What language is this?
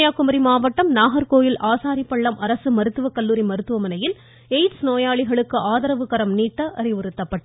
Tamil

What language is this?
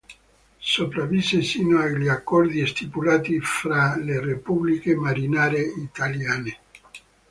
Italian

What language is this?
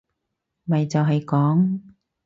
Cantonese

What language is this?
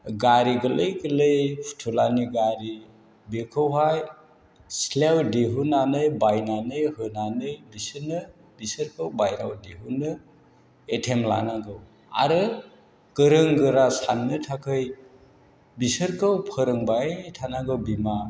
Bodo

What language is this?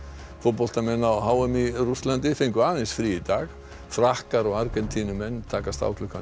Icelandic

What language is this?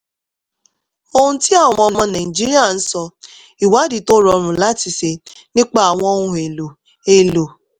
Yoruba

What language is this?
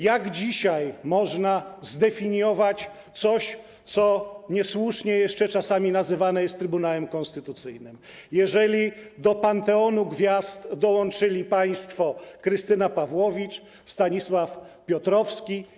Polish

